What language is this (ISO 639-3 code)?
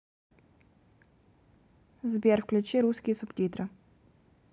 rus